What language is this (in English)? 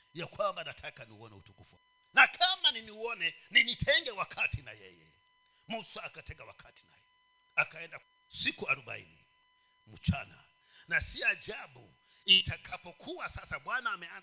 Swahili